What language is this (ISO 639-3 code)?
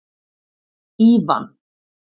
isl